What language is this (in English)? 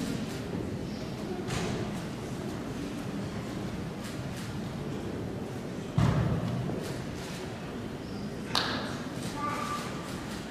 Polish